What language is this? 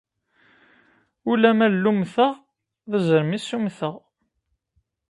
Kabyle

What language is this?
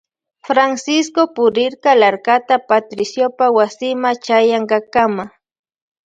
Loja Highland Quichua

